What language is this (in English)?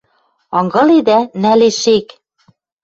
Western Mari